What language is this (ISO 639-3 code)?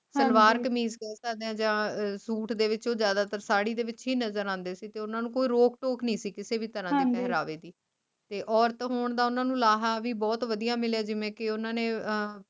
pan